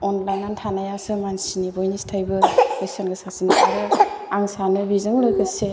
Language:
Bodo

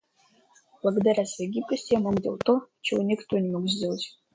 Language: Russian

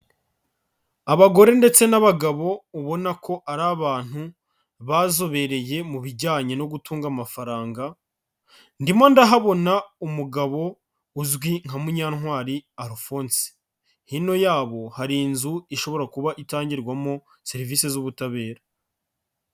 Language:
Kinyarwanda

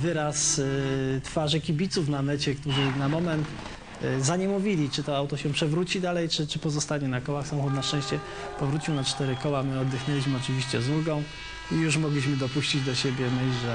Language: Polish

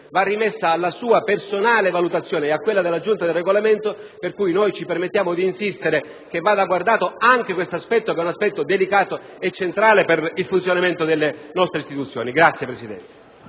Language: Italian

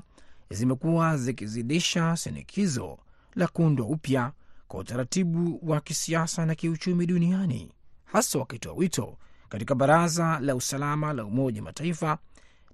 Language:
Swahili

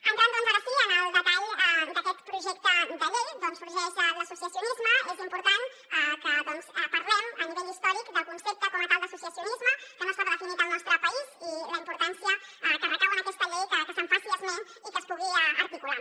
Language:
Catalan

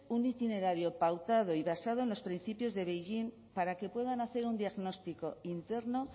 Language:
Spanish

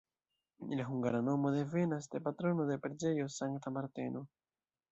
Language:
Esperanto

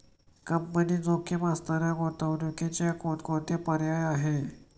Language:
Marathi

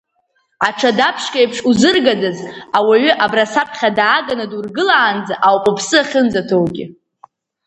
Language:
Abkhazian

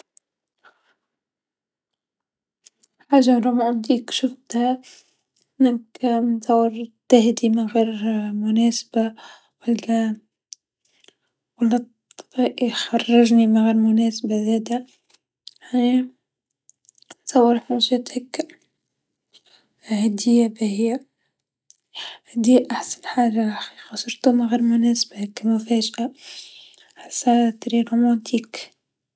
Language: Tunisian Arabic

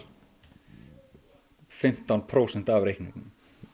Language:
Icelandic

